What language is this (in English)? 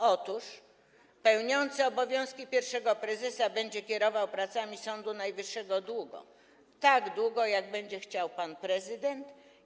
Polish